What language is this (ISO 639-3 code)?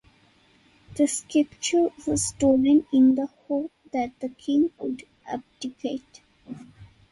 eng